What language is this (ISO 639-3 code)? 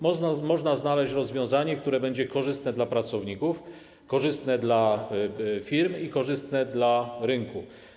pol